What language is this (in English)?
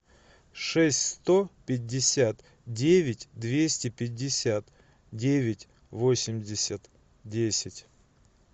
Russian